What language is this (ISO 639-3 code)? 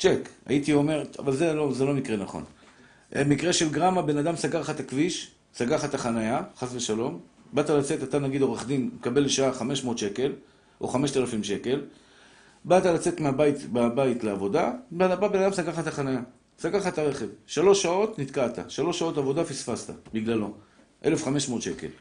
heb